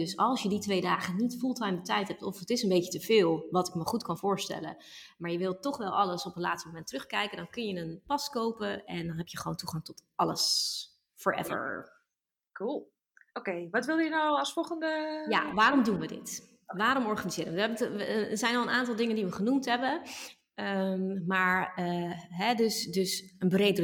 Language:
Dutch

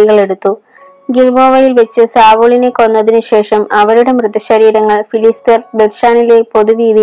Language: Malayalam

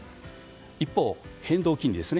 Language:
Japanese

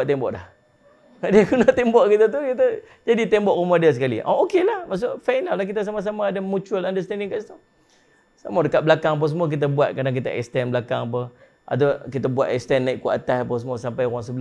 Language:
Malay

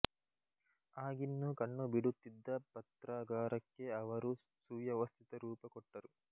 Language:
Kannada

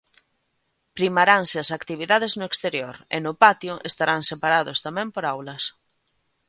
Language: Galician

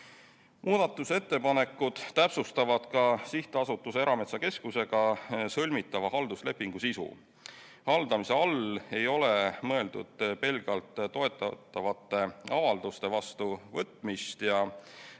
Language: Estonian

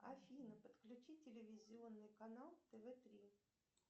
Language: Russian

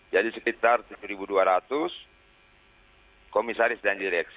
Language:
Indonesian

